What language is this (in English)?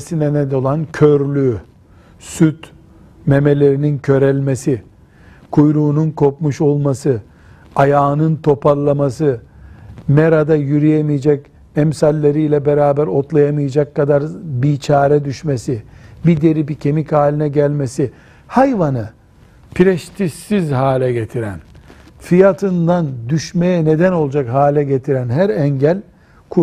Turkish